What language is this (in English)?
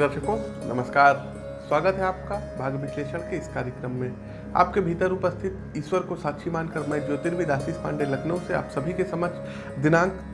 Hindi